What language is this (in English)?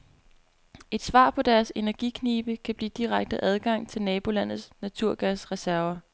Danish